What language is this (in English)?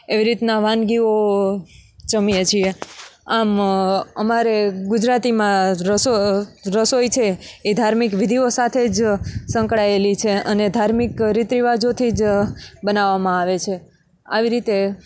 Gujarati